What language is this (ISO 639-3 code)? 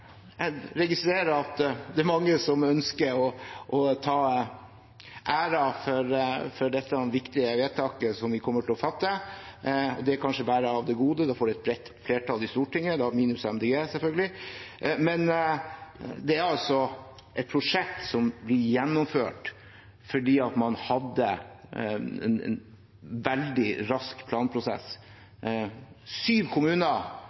nob